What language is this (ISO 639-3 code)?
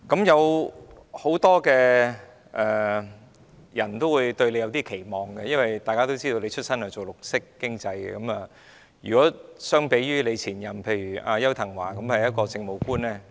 yue